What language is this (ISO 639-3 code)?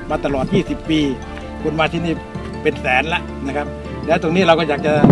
tha